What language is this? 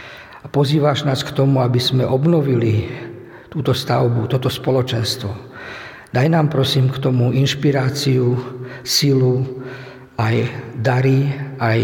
Slovak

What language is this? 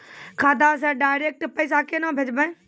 Maithili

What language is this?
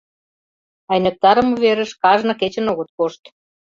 Mari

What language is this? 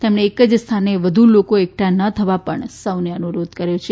Gujarati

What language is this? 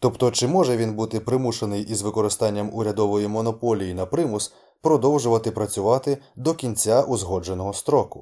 Ukrainian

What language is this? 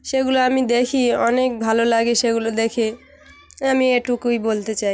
Bangla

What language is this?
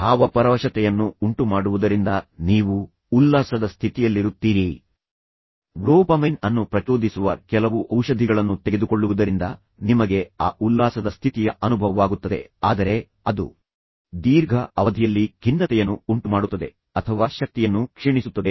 Kannada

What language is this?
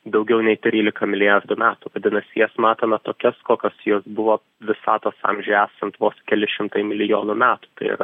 Lithuanian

